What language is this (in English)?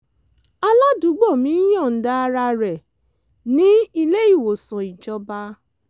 Yoruba